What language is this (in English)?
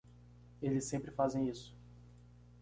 Portuguese